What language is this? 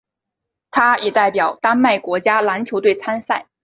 Chinese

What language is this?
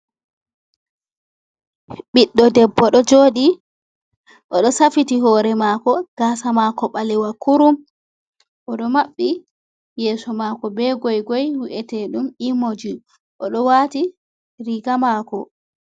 Fula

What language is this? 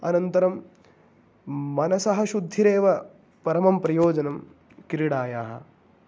Sanskrit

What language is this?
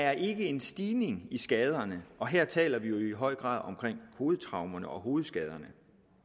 Danish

